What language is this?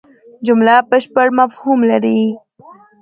Pashto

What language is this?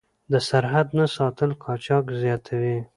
Pashto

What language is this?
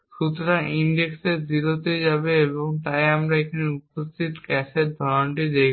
Bangla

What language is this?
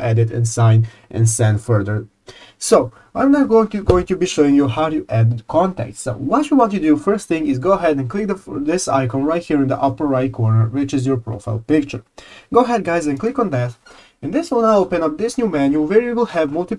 English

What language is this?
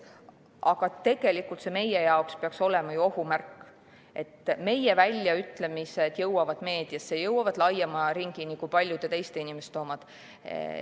Estonian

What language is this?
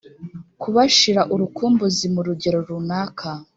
Kinyarwanda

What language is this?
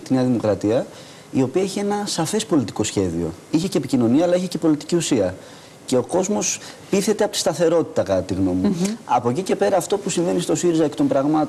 Greek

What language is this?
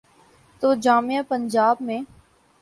Urdu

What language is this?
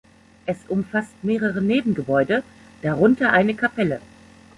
German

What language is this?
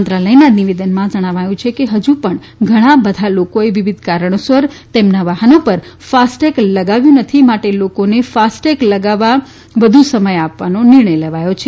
Gujarati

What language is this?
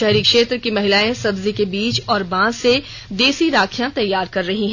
Hindi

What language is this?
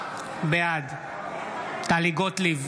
Hebrew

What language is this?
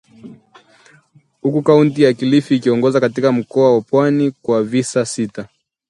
Swahili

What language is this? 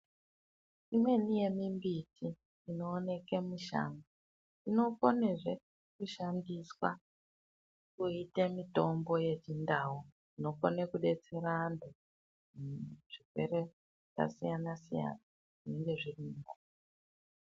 Ndau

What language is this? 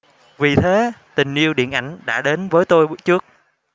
Vietnamese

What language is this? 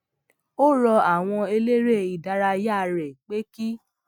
Yoruba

